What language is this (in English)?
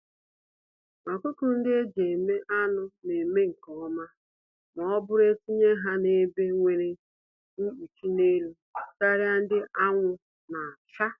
Igbo